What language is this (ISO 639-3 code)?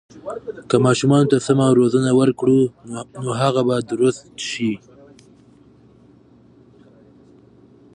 pus